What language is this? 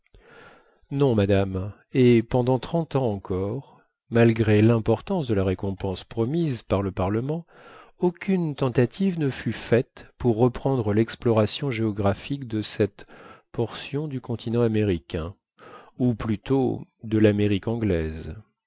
French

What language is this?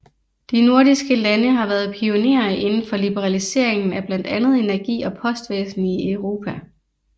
Danish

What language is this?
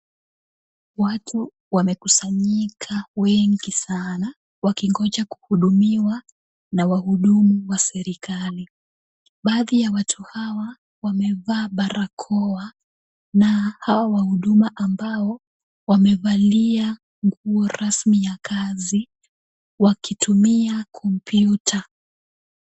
Swahili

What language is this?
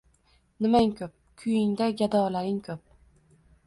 Uzbek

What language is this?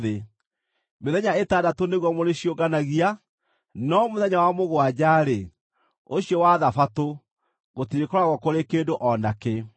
Kikuyu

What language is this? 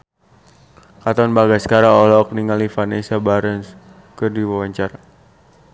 Sundanese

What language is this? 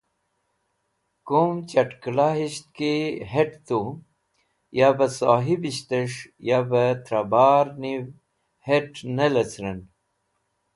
Wakhi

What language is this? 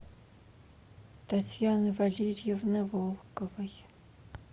Russian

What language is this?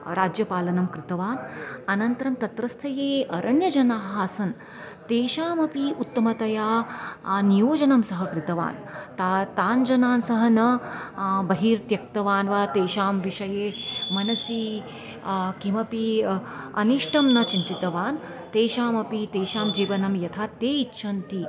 Sanskrit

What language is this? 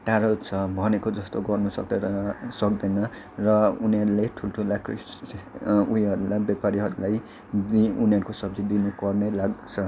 Nepali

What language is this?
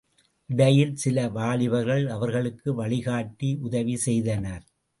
Tamil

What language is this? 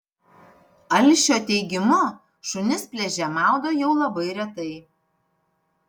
Lithuanian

